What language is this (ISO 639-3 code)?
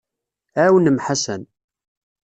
kab